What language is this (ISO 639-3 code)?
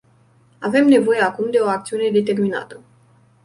ron